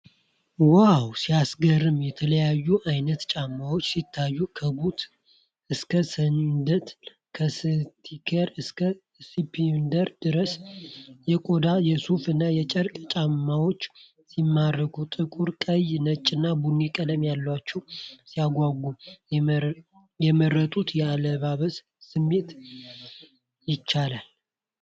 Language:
Amharic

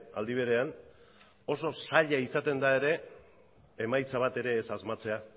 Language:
Basque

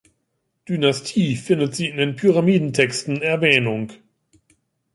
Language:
German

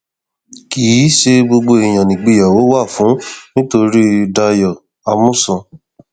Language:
Yoruba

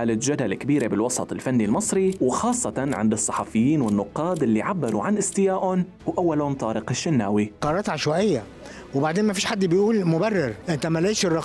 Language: Arabic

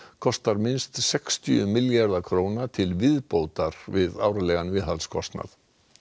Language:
Icelandic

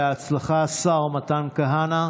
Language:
Hebrew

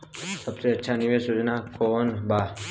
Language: Bhojpuri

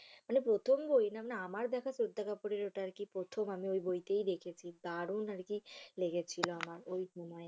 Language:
Bangla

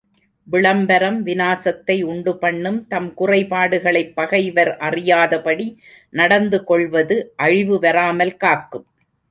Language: Tamil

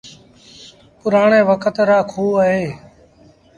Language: Sindhi Bhil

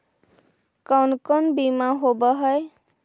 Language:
Magahi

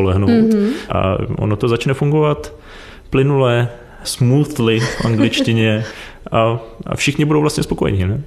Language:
Czech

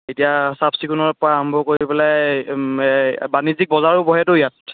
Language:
Assamese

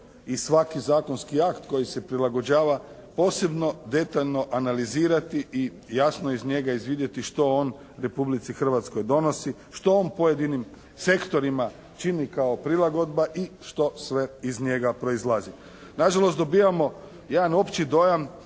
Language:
Croatian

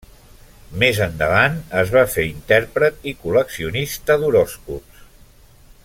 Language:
Catalan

